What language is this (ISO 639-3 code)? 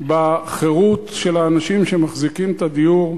heb